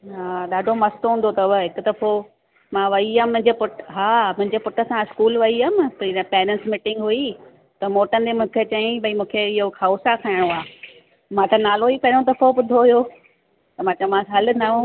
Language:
Sindhi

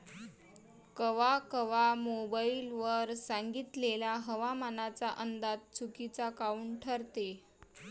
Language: Marathi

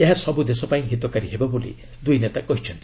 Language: Odia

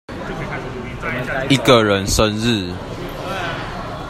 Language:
Chinese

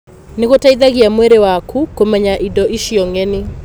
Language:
Kikuyu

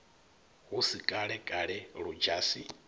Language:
Venda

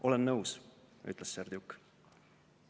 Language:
Estonian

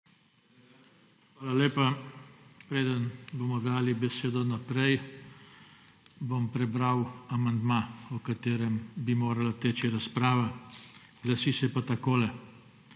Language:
Slovenian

